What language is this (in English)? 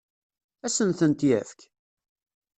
Kabyle